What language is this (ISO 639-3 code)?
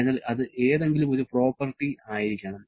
mal